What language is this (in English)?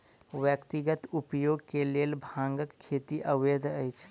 Maithili